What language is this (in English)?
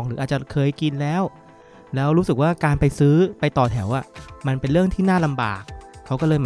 Thai